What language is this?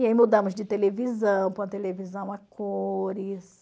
Portuguese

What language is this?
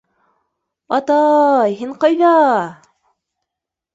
Bashkir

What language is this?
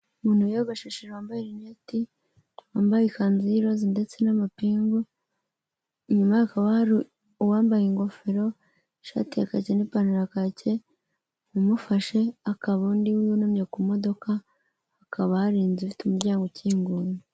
Kinyarwanda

